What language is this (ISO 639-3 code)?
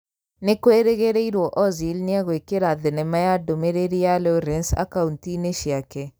kik